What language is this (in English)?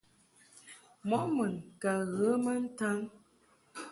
Mungaka